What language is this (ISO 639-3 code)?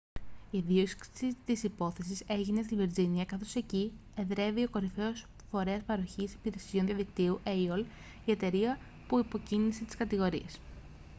ell